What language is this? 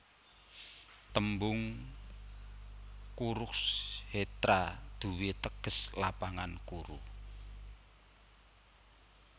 Javanese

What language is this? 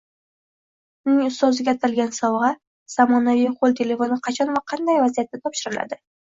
Uzbek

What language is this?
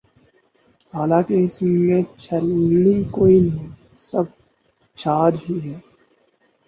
Urdu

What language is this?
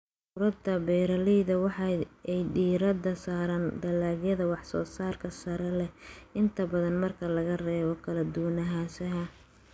Somali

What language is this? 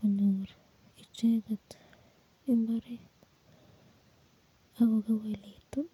Kalenjin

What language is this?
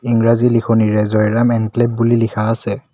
Assamese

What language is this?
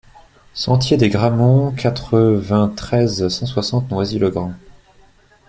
French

